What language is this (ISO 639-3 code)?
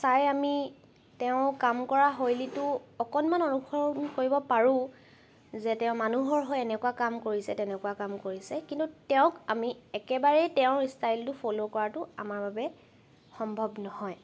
asm